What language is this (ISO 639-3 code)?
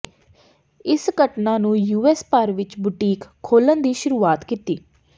pan